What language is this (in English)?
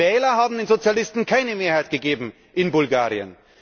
German